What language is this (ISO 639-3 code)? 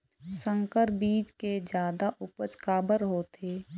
hne